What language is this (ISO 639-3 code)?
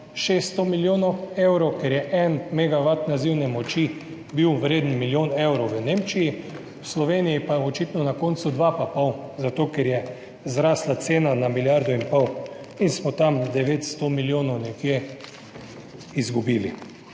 slv